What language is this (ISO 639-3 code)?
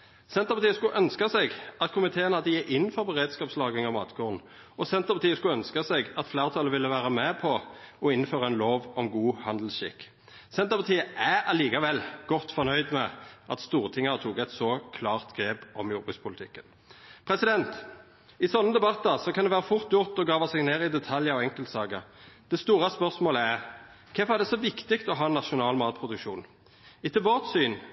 nno